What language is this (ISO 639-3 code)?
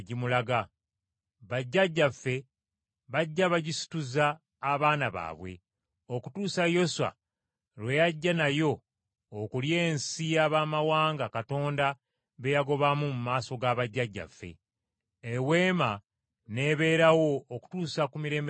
lug